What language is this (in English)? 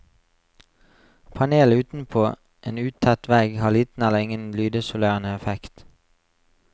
Norwegian